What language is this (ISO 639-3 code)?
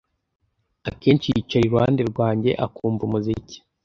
kin